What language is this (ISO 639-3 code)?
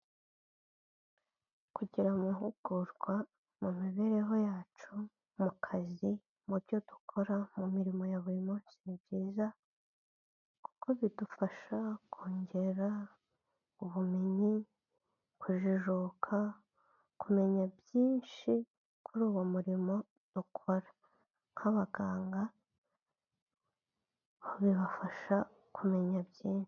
kin